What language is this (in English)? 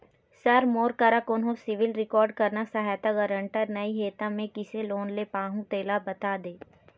Chhattisgarhi